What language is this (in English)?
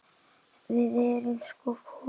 Icelandic